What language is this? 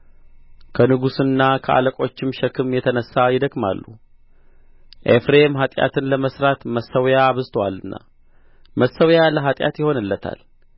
Amharic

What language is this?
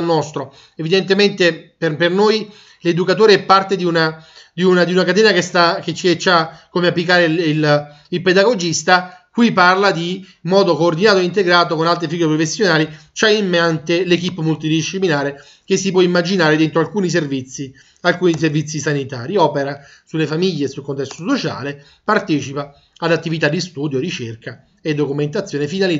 Italian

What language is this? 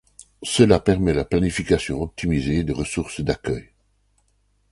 French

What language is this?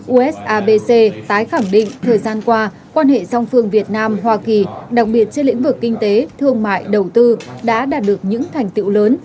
Vietnamese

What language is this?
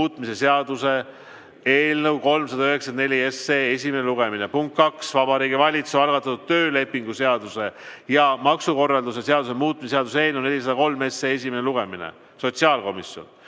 Estonian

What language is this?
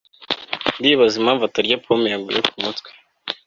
Kinyarwanda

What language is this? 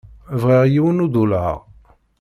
Kabyle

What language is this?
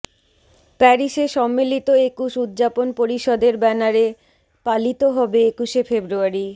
Bangla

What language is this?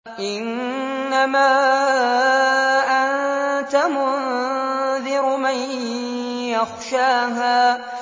Arabic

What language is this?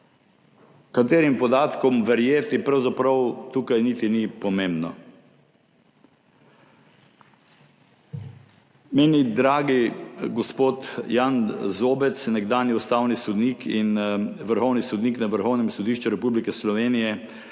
Slovenian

